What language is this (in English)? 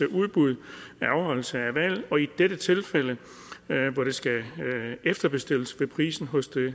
Danish